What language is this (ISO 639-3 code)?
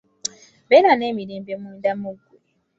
lug